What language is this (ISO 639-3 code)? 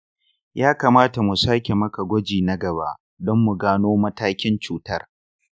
hau